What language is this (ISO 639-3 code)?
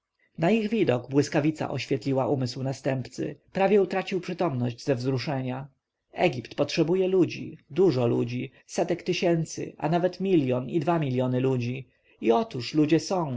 pol